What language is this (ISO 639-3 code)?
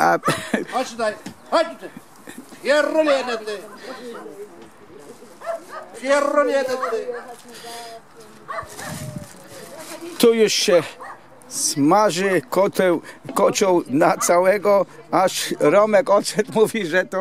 pol